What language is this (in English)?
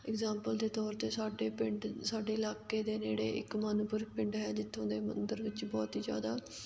Punjabi